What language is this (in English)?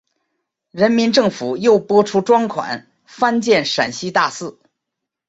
Chinese